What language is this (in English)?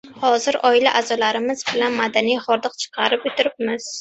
Uzbek